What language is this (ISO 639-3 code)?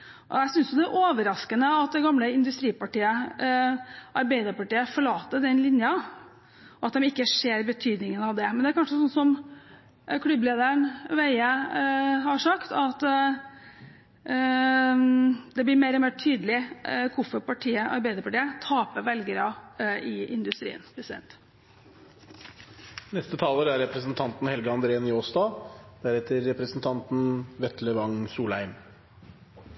nor